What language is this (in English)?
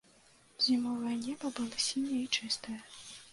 Belarusian